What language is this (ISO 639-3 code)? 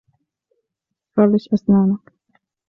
ara